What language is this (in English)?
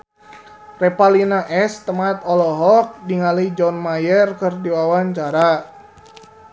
Sundanese